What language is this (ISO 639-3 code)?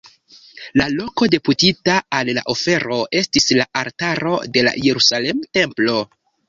epo